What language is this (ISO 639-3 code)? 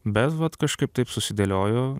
lit